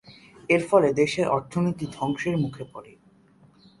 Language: Bangla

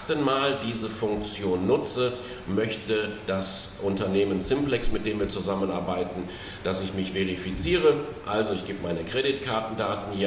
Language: German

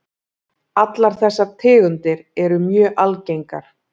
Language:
Icelandic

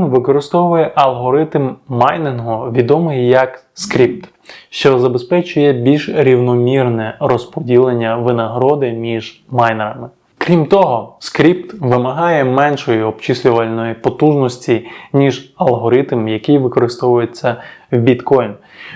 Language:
Ukrainian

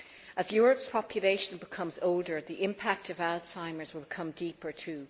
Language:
English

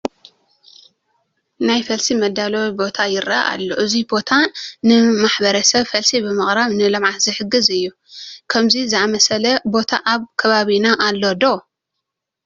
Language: Tigrinya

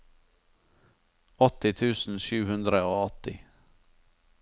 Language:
Norwegian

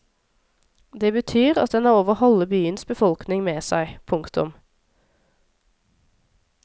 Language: Norwegian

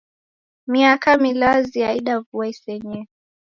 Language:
Taita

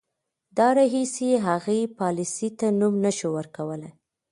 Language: Pashto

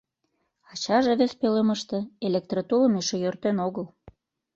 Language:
Mari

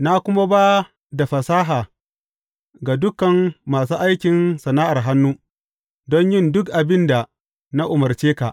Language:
Hausa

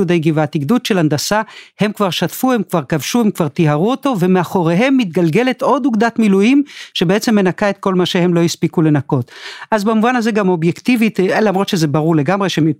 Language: Hebrew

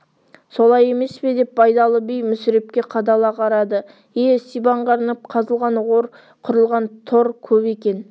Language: Kazakh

